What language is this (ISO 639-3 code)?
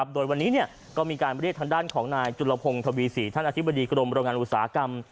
tha